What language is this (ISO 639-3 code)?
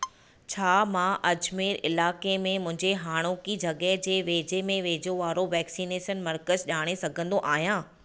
snd